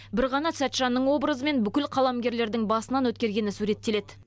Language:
Kazakh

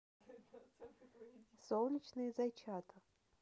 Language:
Russian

